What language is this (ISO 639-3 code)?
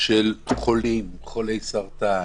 heb